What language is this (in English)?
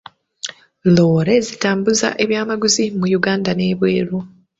Ganda